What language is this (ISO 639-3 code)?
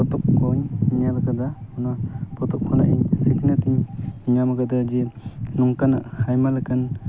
sat